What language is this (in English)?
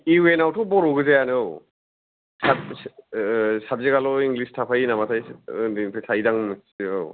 Bodo